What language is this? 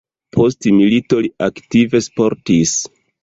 Esperanto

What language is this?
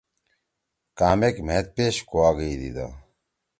Torwali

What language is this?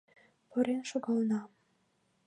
Mari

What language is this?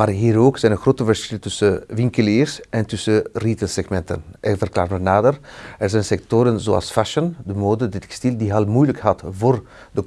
Dutch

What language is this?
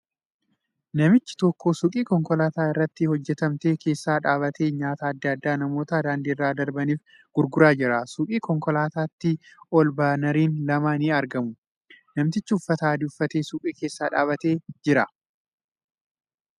Oromo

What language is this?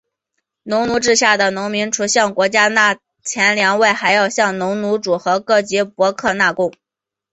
Chinese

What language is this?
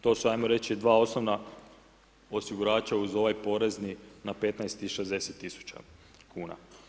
Croatian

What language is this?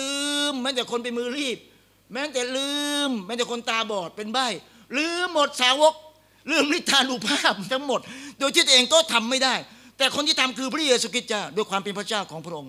Thai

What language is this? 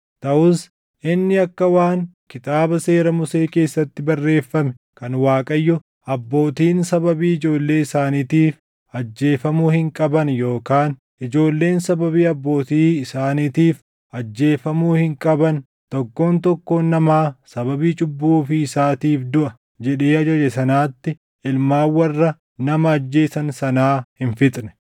Oromo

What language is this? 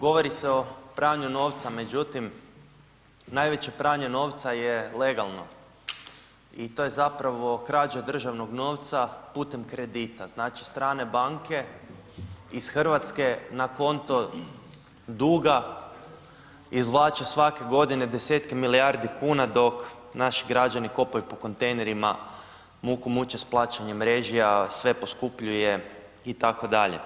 Croatian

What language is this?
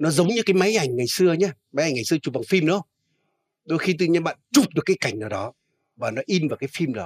Vietnamese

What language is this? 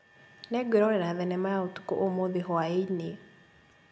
Kikuyu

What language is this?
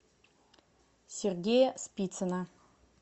Russian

